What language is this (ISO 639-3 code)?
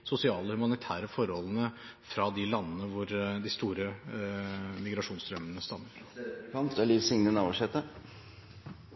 nor